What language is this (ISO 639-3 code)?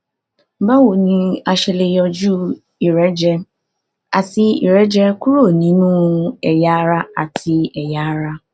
yor